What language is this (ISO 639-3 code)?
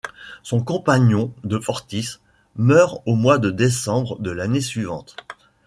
fra